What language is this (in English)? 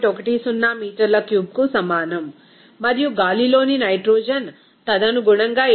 Telugu